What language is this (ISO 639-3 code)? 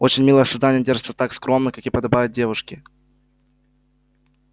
rus